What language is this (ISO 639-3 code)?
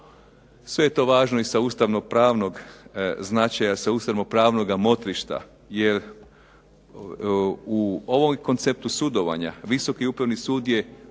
hrv